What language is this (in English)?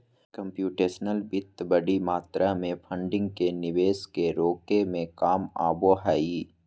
Magahi